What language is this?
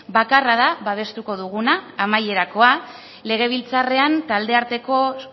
Basque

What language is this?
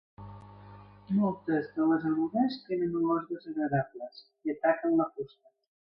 Catalan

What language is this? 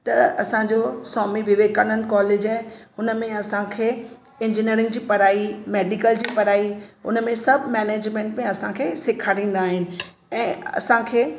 Sindhi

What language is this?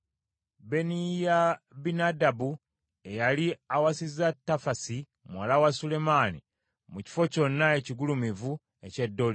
Ganda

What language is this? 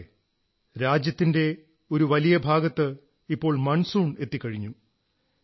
Malayalam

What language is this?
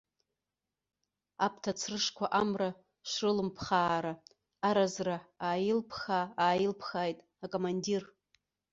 Abkhazian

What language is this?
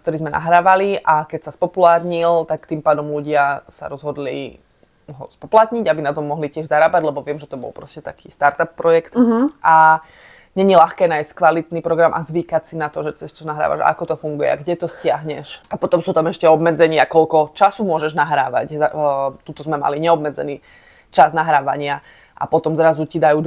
Slovak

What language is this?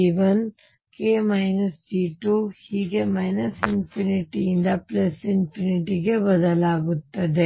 Kannada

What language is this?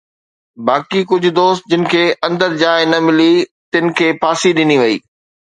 Sindhi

